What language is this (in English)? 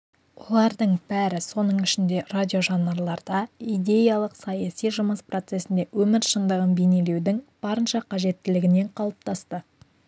Kazakh